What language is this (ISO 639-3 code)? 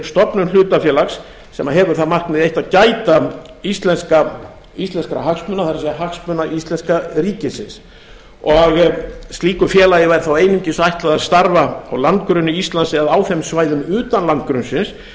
isl